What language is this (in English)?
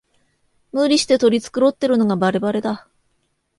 Japanese